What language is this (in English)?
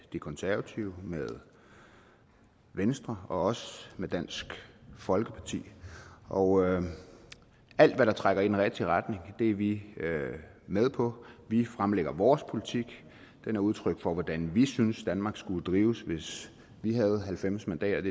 Danish